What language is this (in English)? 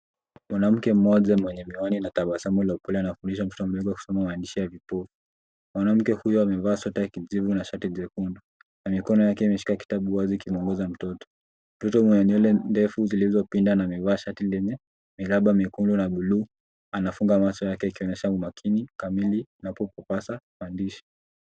Swahili